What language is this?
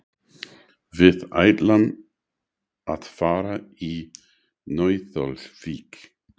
Icelandic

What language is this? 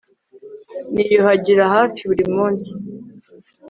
Kinyarwanda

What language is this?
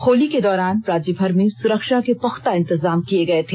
Hindi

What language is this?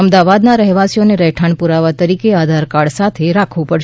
Gujarati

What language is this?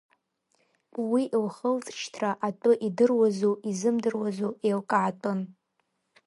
Abkhazian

